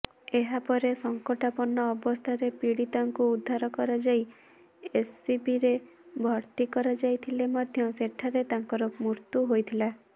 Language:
Odia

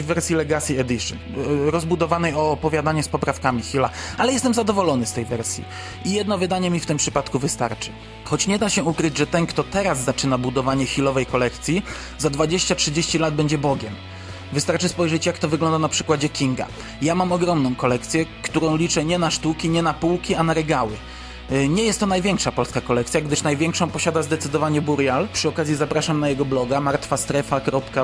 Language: Polish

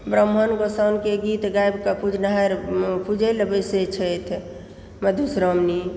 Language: Maithili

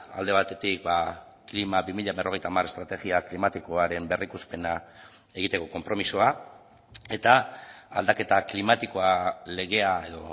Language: Basque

